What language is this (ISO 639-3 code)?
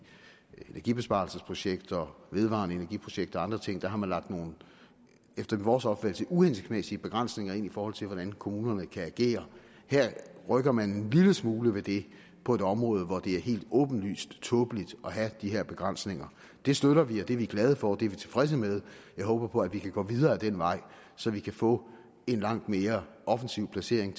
dan